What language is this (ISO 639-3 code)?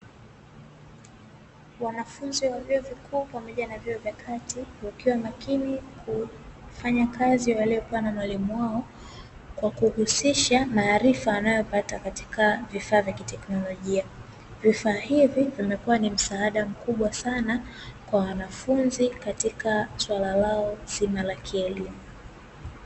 swa